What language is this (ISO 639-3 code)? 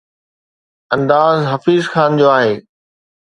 snd